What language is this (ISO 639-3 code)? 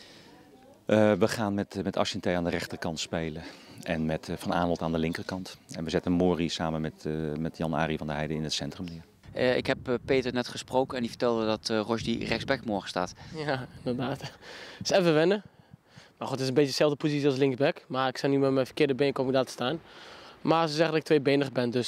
nld